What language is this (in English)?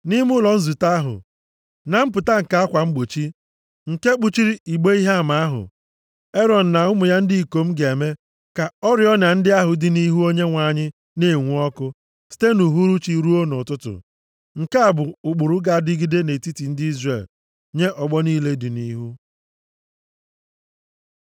Igbo